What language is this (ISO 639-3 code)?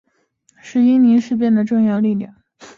zho